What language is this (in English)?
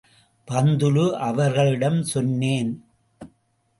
Tamil